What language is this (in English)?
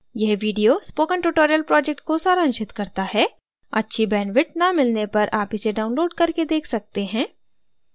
Hindi